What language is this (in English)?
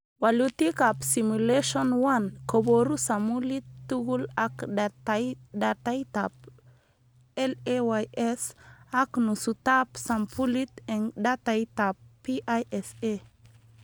Kalenjin